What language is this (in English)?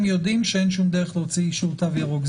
Hebrew